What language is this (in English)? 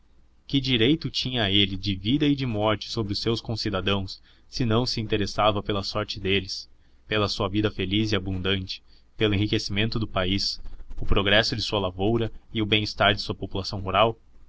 Portuguese